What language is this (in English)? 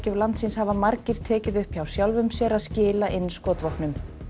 Icelandic